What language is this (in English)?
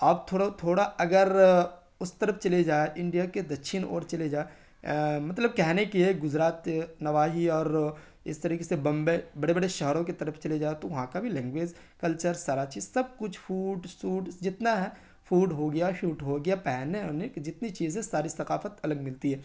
Urdu